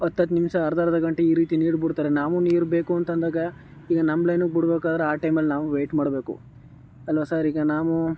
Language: Kannada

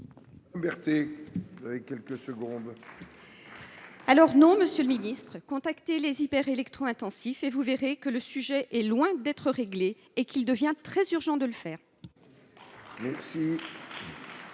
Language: French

